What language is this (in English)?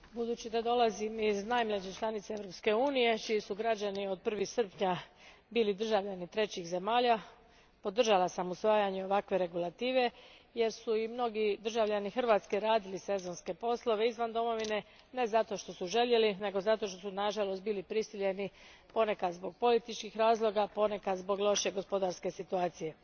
Croatian